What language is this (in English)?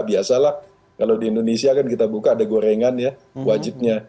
Indonesian